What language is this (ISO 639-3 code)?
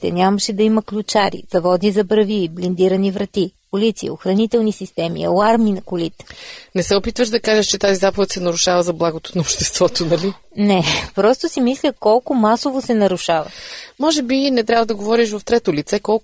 bul